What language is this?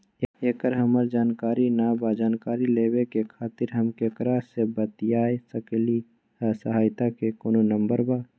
Magahi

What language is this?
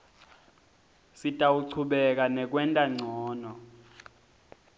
Swati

